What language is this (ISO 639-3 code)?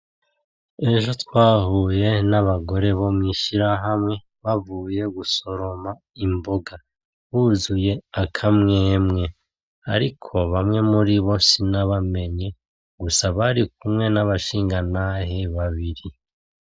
run